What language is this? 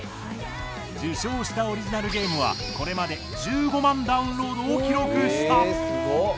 Japanese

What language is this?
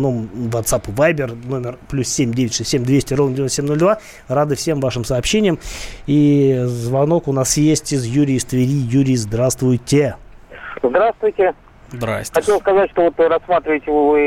Russian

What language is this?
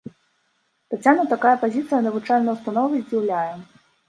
Belarusian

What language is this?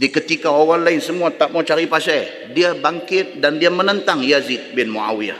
Malay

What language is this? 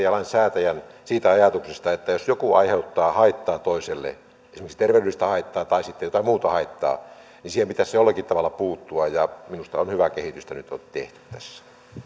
Finnish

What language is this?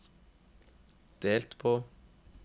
Norwegian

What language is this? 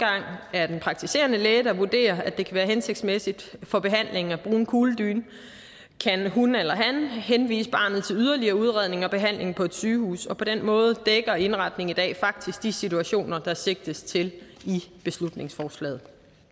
Danish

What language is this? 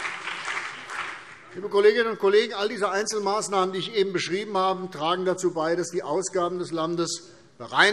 German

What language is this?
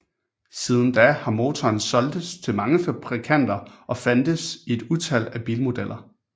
Danish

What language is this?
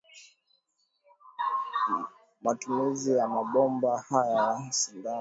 Swahili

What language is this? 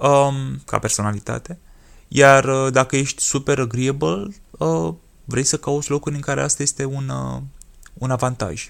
Romanian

